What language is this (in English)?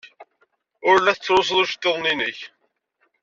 Kabyle